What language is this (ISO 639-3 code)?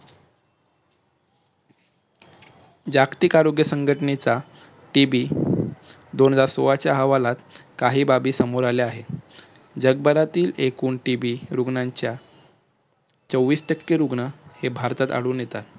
mar